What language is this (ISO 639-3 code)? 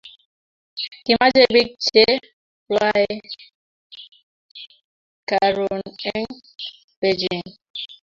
kln